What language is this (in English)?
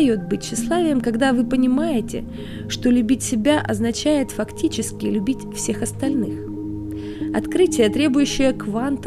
Russian